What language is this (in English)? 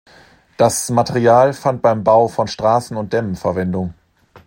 German